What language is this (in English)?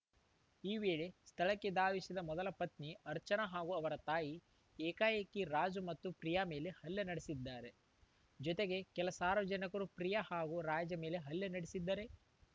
Kannada